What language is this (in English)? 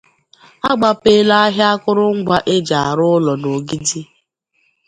Igbo